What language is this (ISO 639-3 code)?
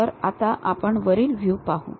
mar